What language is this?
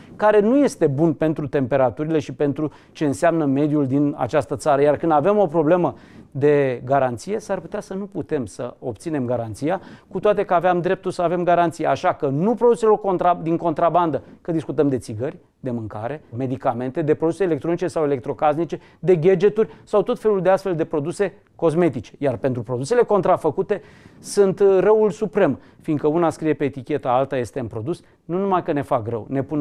Romanian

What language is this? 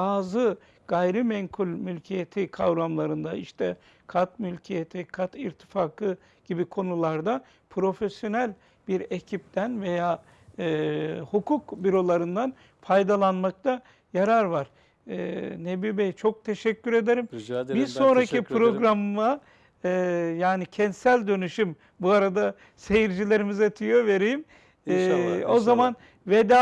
Turkish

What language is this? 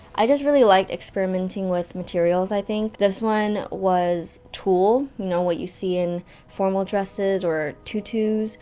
English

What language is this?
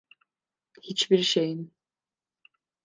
Turkish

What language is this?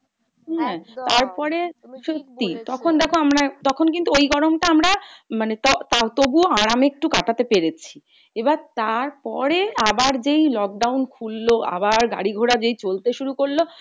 Bangla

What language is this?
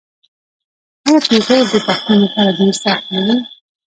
Pashto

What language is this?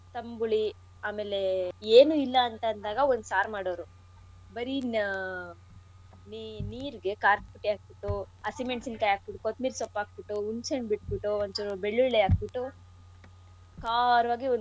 Kannada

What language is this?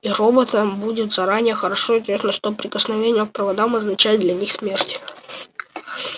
Russian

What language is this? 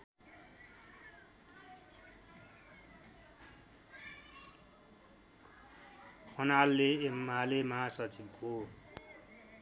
Nepali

